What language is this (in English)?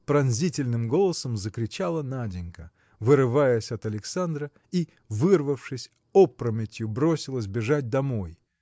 Russian